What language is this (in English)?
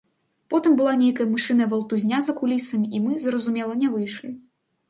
Belarusian